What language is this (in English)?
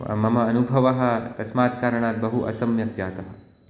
Sanskrit